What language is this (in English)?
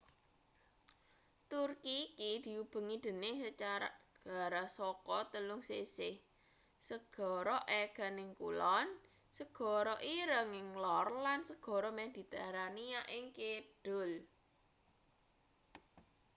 Javanese